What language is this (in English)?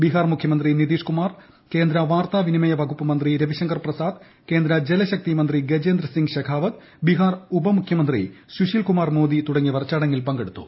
Malayalam